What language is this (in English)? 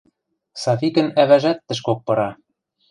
Western Mari